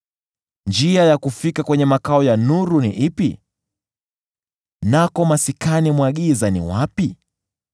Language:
Swahili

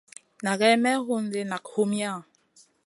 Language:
Masana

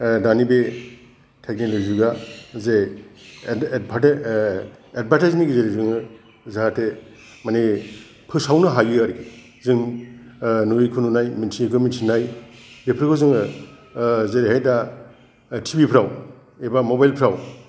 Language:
Bodo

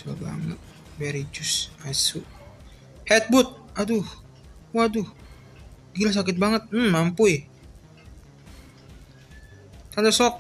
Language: Indonesian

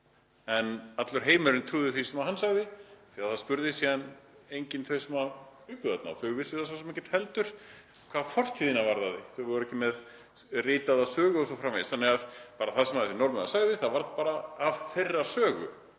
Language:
Icelandic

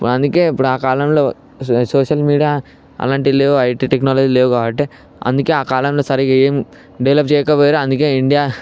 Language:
Telugu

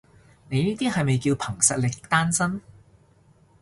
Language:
Cantonese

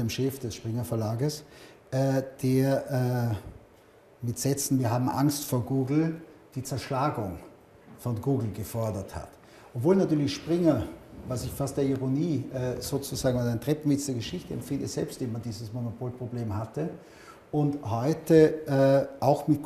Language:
German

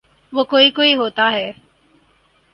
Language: Urdu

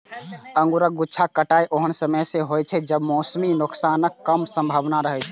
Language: Maithili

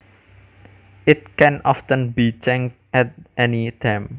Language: Javanese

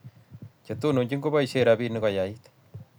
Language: Kalenjin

